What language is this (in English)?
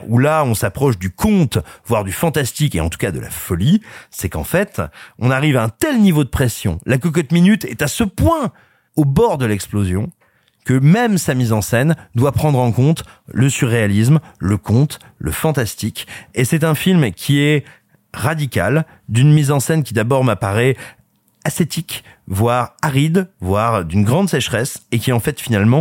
French